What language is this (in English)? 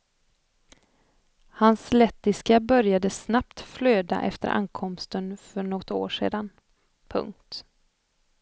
Swedish